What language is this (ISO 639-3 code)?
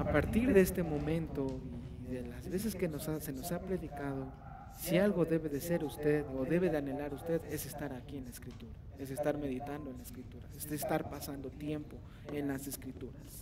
spa